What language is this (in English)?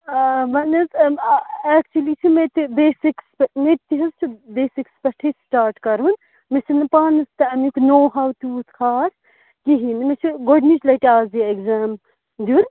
Kashmiri